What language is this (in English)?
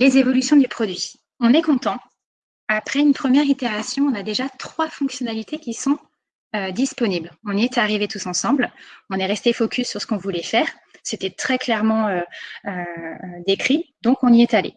French